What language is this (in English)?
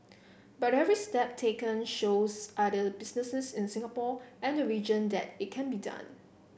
English